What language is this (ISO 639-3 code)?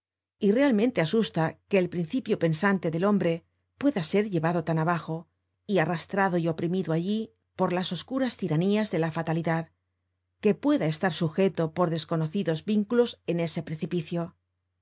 spa